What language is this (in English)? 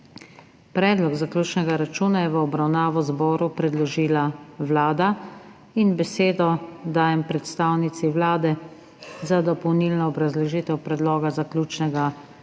Slovenian